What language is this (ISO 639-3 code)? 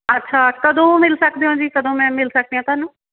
pan